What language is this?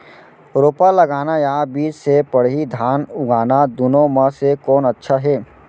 Chhattisgarhi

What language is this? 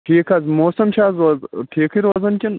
Kashmiri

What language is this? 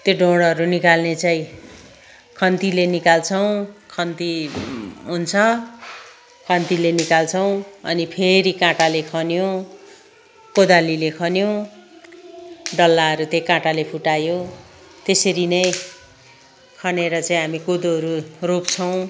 Nepali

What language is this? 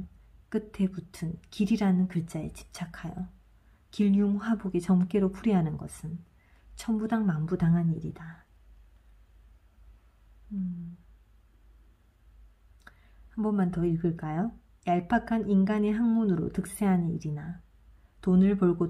Korean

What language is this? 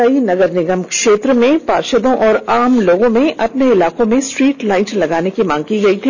Hindi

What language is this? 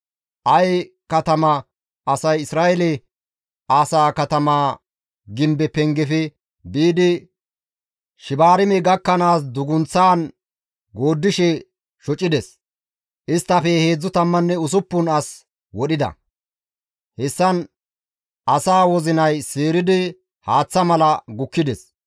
Gamo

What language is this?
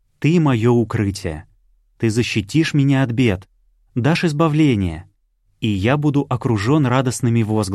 Russian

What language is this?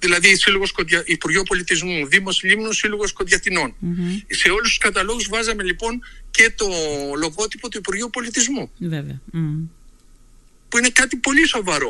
Greek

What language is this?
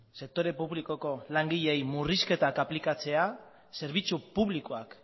Basque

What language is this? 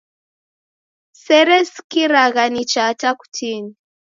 Taita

